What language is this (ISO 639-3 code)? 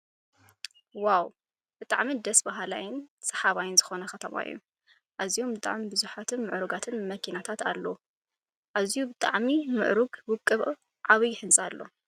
tir